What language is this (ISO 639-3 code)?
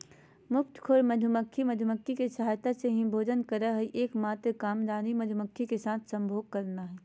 mag